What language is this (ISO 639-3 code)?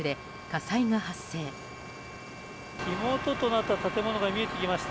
jpn